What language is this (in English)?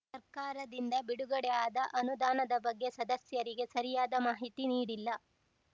Kannada